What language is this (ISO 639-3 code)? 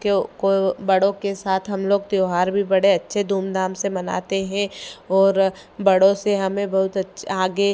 hin